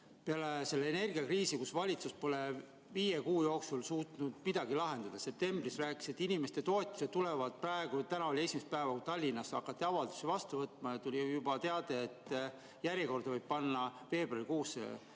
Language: Estonian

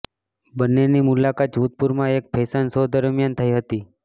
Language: Gujarati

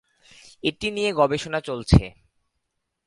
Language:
Bangla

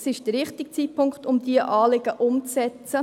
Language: Swiss German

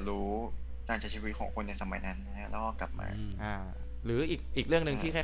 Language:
Thai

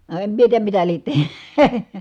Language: Finnish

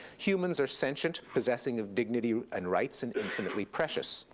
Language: English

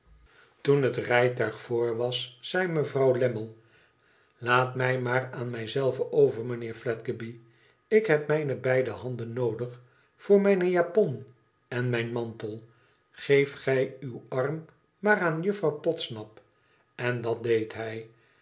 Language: Dutch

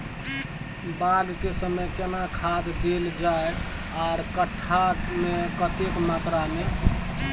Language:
Maithili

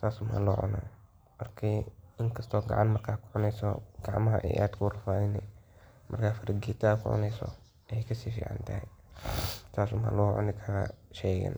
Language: Somali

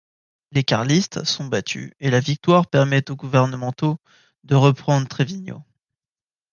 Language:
French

